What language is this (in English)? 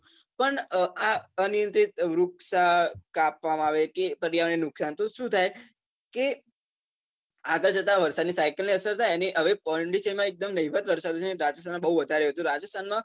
Gujarati